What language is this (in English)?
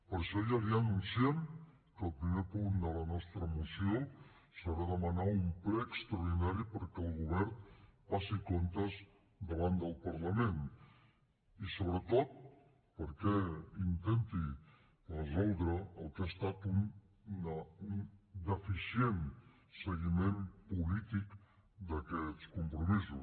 Catalan